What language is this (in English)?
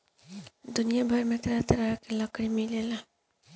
Bhojpuri